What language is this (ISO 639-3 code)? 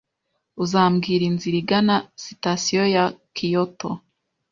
kin